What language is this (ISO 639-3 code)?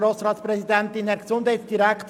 gsw